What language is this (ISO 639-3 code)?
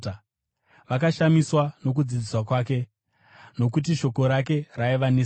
sna